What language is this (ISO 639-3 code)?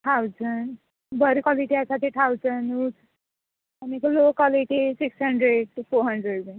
kok